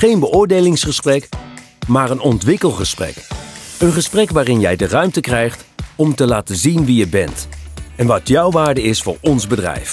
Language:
Dutch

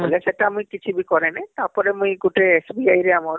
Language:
Odia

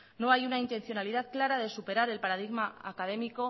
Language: Spanish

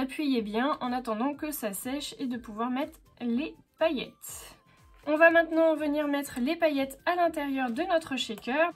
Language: French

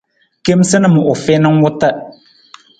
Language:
Nawdm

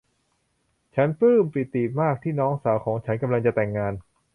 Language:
Thai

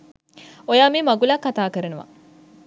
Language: Sinhala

